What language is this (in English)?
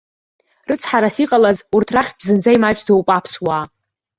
Abkhazian